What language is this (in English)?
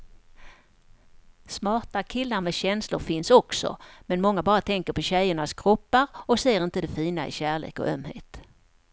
Swedish